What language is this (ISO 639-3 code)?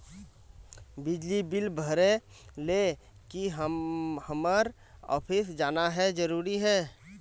mag